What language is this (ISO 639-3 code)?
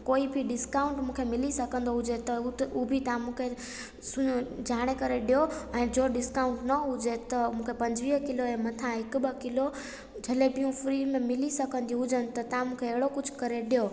snd